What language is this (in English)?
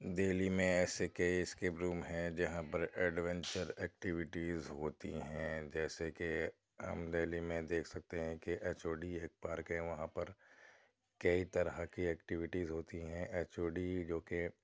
Urdu